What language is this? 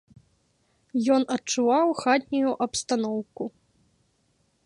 Belarusian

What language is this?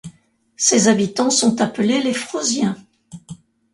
French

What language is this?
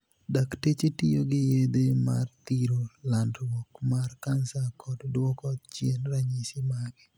Luo (Kenya and Tanzania)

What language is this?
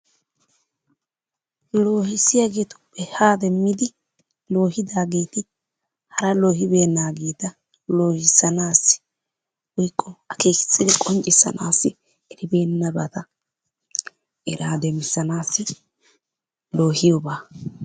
Wolaytta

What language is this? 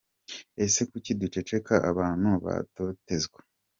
Kinyarwanda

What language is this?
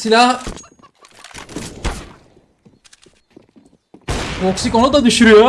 Turkish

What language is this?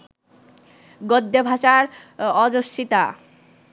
Bangla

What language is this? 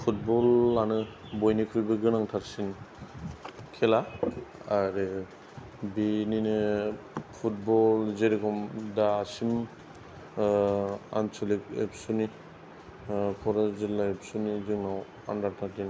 Bodo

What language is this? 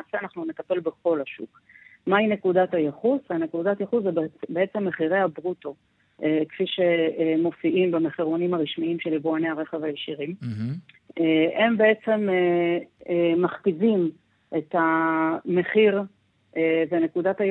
Hebrew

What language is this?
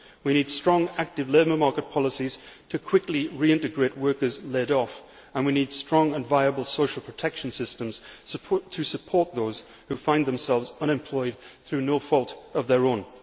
English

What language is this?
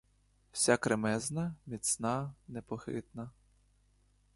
Ukrainian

